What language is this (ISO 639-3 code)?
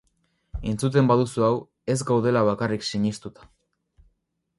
eus